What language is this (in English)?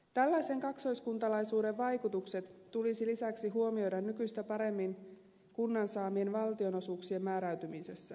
Finnish